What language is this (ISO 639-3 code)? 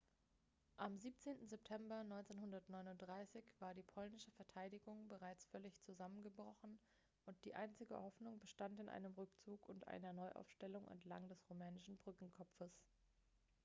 deu